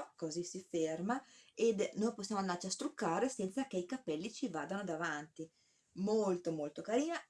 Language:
Italian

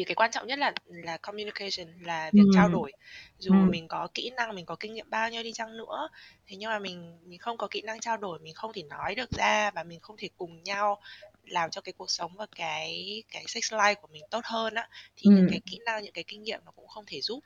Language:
Vietnamese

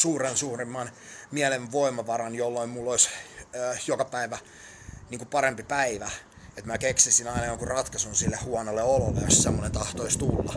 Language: Finnish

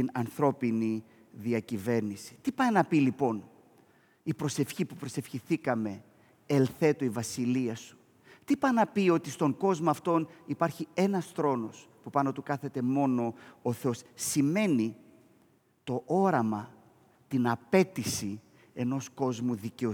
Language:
Greek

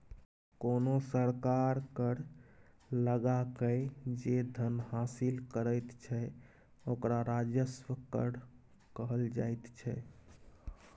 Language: Maithili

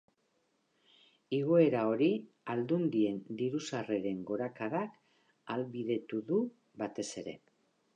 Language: Basque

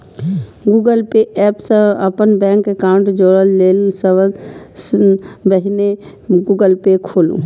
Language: Maithili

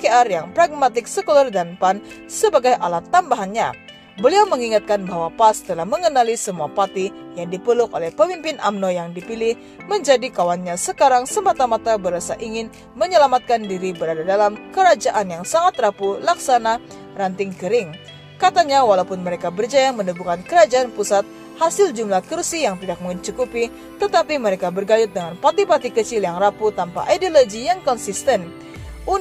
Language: Indonesian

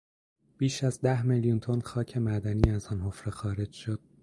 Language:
Persian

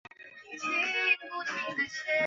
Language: Chinese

